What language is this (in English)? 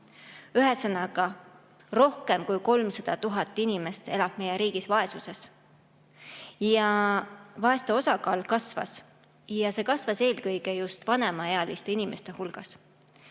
Estonian